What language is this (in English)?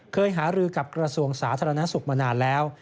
Thai